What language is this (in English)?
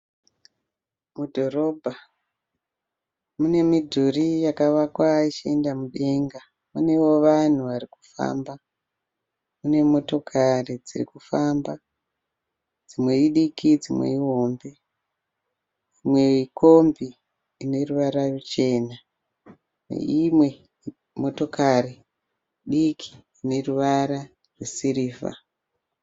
Shona